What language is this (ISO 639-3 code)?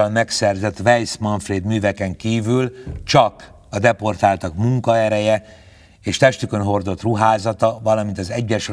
hun